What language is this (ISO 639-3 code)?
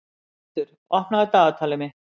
isl